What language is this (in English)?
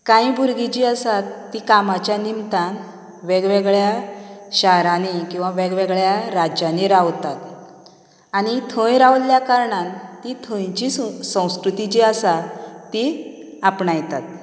Konkani